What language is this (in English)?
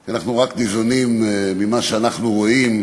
Hebrew